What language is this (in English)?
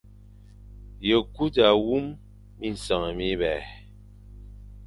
Fang